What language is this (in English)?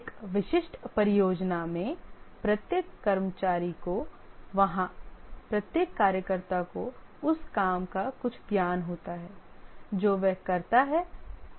Hindi